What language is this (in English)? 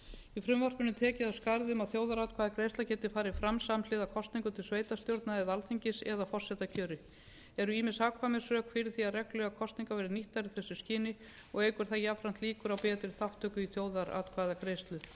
Icelandic